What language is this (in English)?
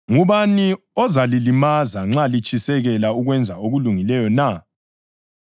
North Ndebele